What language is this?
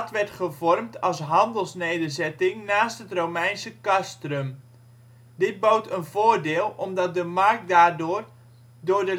Dutch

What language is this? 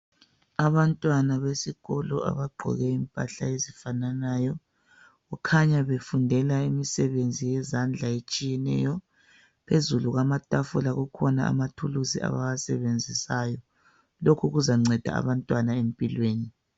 North Ndebele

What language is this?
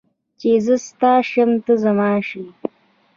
Pashto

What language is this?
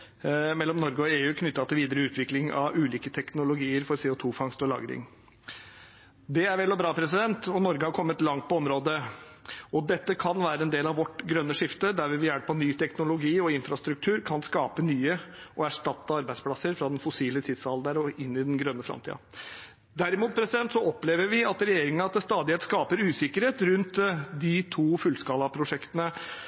Norwegian Bokmål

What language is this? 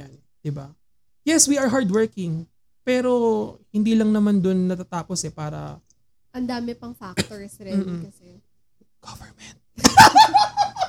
Filipino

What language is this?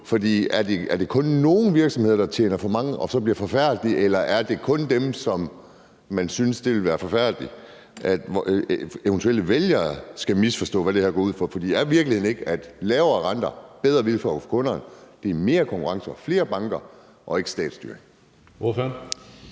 Danish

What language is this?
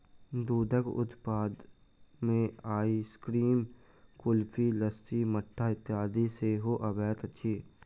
Maithili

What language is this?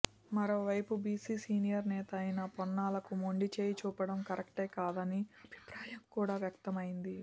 Telugu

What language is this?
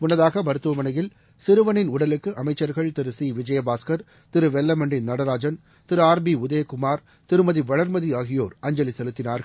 Tamil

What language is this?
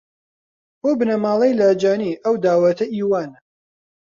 Central Kurdish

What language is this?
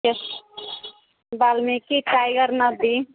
Maithili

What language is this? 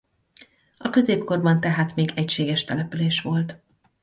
Hungarian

